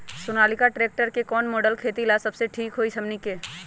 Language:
Magahi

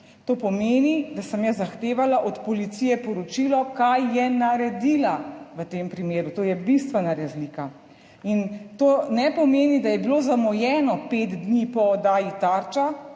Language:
Slovenian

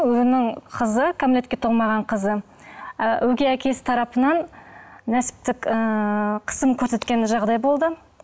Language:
Kazakh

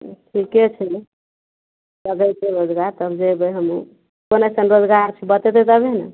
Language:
Maithili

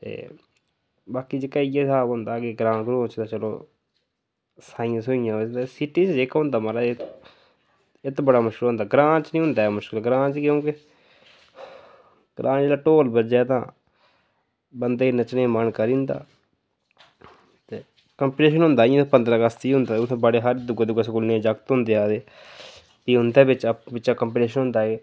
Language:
Dogri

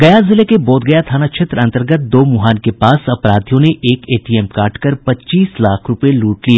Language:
Hindi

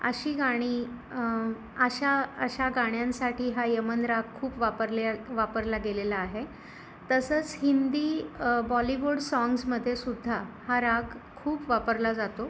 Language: Marathi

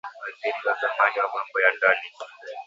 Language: Swahili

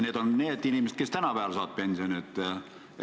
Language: Estonian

